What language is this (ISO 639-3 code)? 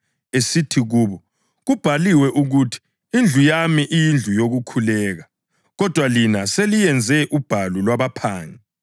nde